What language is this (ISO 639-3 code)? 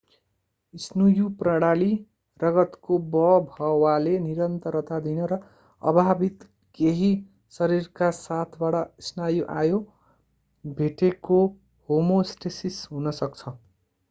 nep